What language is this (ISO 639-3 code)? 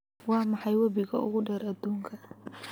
som